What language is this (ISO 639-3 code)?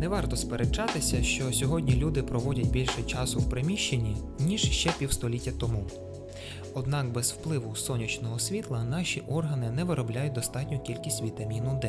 ukr